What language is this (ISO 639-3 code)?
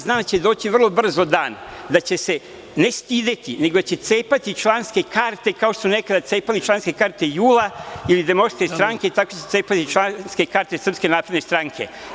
srp